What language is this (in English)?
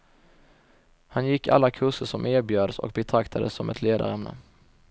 Swedish